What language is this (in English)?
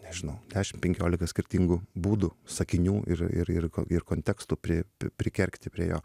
Lithuanian